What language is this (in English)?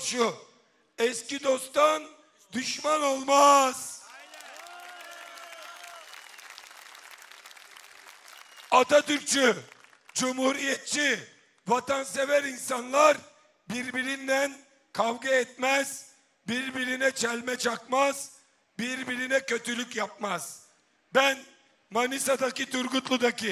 Turkish